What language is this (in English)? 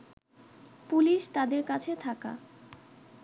Bangla